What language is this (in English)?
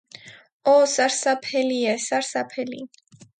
Armenian